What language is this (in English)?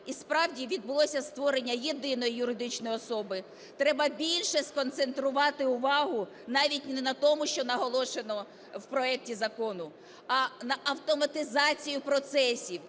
Ukrainian